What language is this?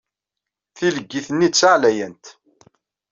Kabyle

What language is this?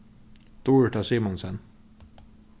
Faroese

